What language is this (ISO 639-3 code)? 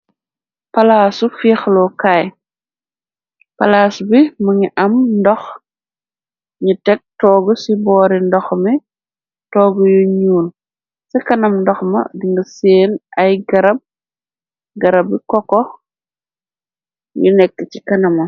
wol